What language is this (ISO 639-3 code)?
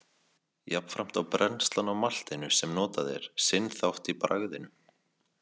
isl